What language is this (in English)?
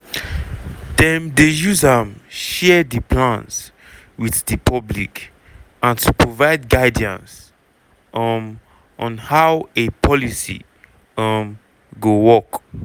Nigerian Pidgin